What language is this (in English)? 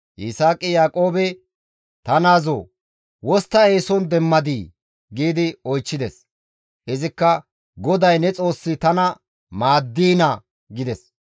Gamo